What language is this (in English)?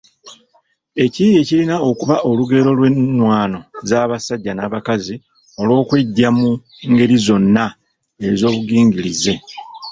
Ganda